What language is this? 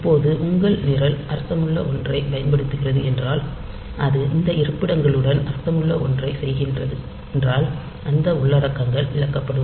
Tamil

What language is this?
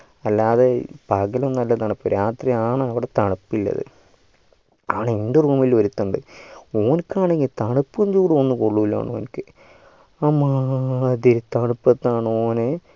Malayalam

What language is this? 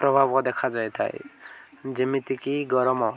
Odia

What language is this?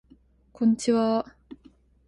Japanese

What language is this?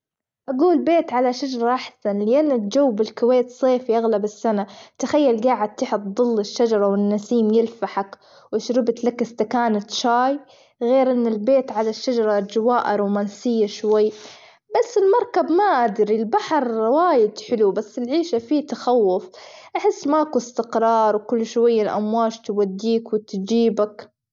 Gulf Arabic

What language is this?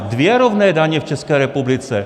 Czech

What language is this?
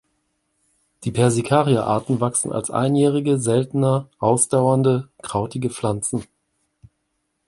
German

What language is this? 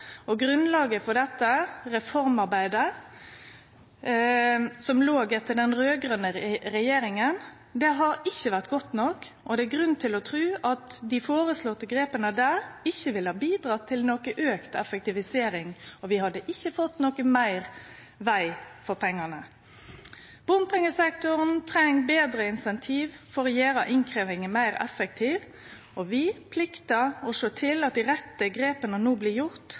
Norwegian Nynorsk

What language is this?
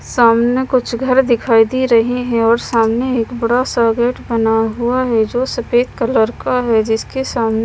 Hindi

